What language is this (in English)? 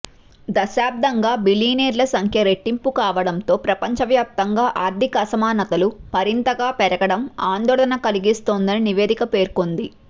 Telugu